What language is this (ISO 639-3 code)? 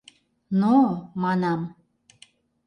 chm